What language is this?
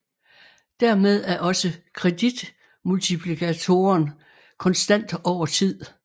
Danish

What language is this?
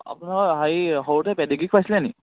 Assamese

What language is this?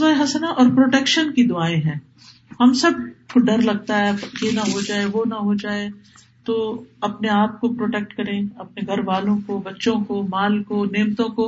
Urdu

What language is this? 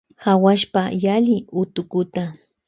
Loja Highland Quichua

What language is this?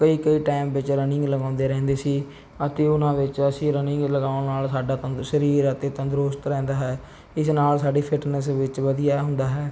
Punjabi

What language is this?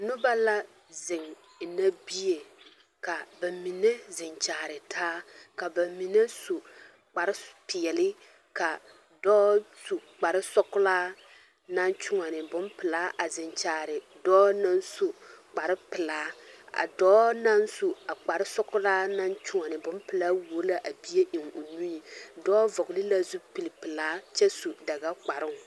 Southern Dagaare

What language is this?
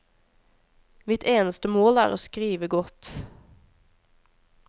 Norwegian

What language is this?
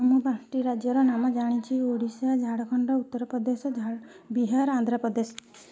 Odia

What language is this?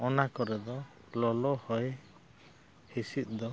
Santali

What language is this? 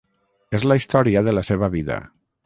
Catalan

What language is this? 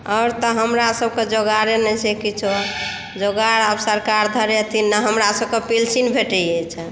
Maithili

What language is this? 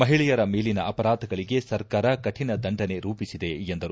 Kannada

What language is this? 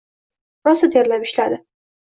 Uzbek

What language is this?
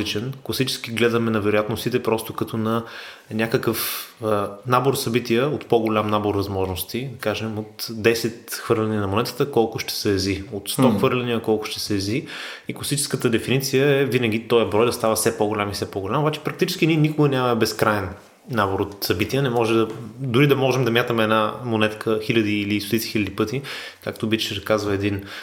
Bulgarian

